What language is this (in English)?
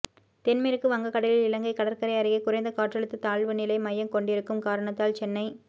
Tamil